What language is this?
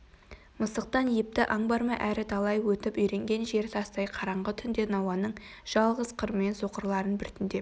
Kazakh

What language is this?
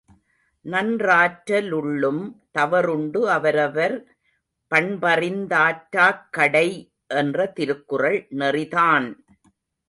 Tamil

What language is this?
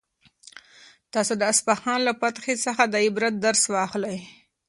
Pashto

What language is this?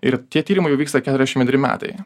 Lithuanian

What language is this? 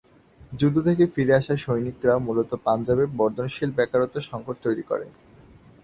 Bangla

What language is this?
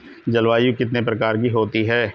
Hindi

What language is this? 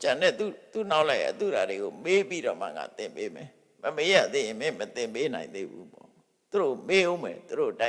Vietnamese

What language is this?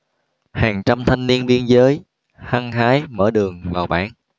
Vietnamese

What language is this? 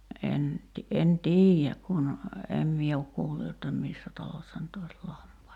Finnish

